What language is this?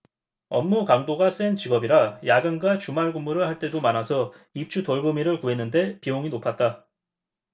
Korean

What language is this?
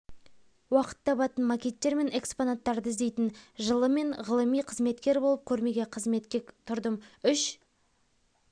Kazakh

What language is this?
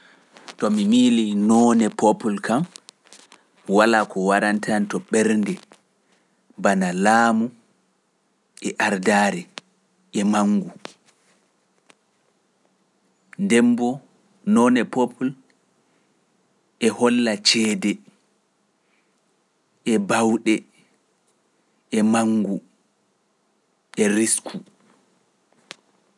Pular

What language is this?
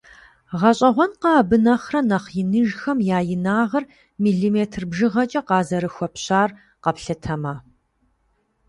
Kabardian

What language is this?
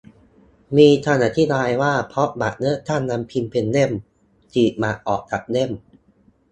Thai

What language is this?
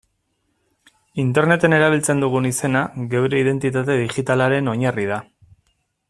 Basque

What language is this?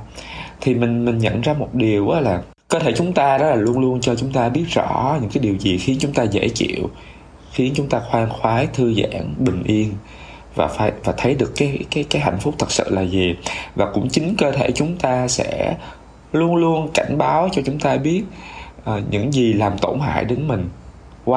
Vietnamese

